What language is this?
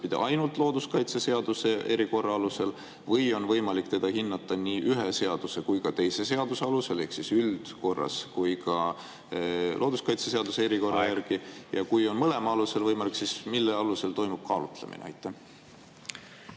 Estonian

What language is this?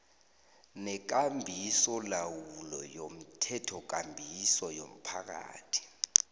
South Ndebele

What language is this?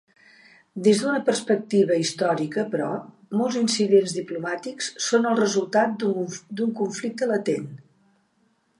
Catalan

